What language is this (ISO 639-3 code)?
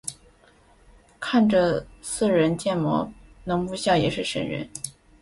zho